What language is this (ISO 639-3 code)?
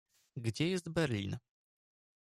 pol